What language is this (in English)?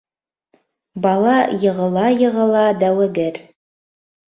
Bashkir